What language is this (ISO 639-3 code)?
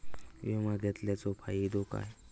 mar